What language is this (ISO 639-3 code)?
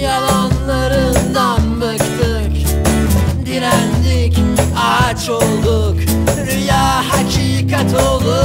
tur